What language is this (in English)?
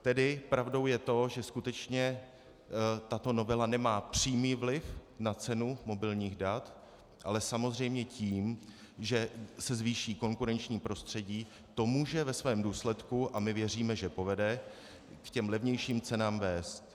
Czech